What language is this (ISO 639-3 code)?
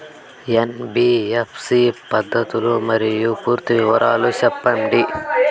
tel